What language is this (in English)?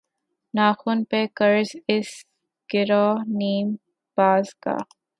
Urdu